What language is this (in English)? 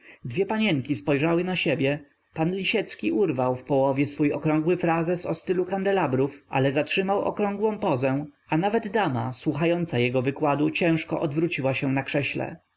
Polish